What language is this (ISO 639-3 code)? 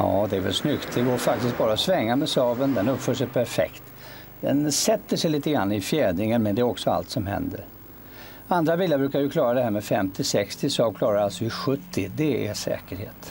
swe